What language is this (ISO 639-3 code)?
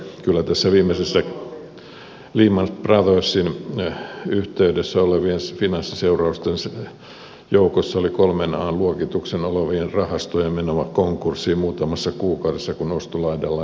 fin